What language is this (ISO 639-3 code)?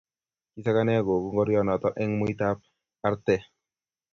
kln